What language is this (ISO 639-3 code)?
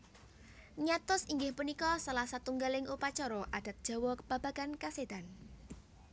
jav